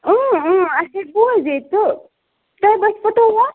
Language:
Kashmiri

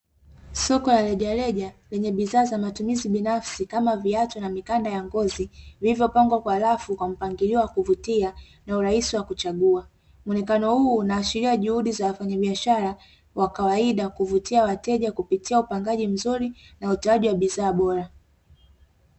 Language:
Swahili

